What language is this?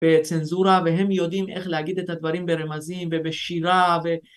Hebrew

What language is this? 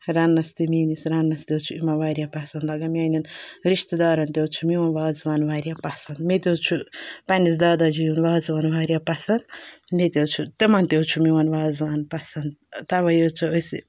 Kashmiri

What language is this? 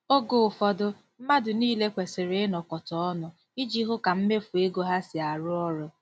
Igbo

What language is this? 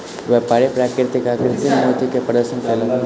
Maithili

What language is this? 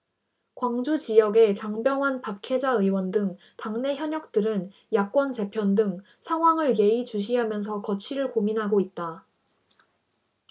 Korean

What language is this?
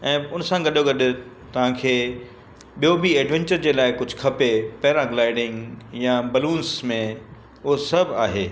Sindhi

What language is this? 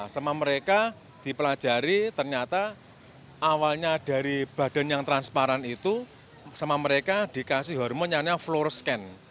Indonesian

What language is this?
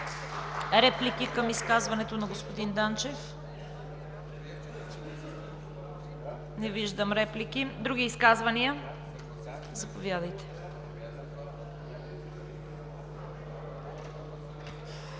Bulgarian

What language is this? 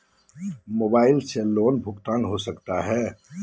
Magahi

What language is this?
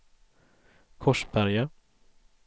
Swedish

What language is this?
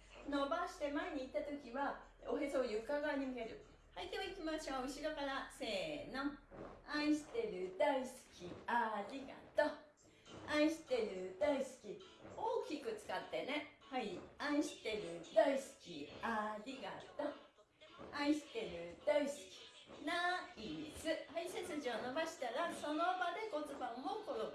Japanese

